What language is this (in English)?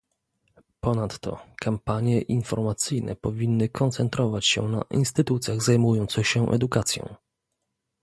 Polish